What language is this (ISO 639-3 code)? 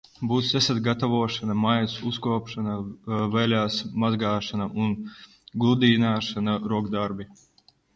lav